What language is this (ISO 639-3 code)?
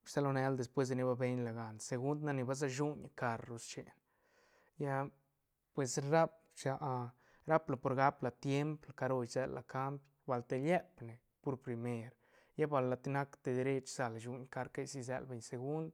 ztn